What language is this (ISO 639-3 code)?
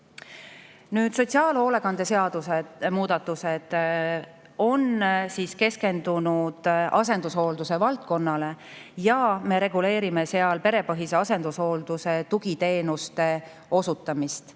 est